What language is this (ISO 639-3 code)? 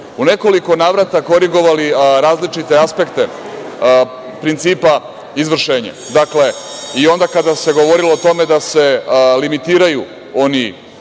srp